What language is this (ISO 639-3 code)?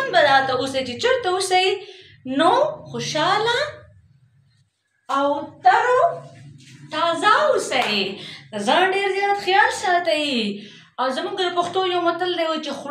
ara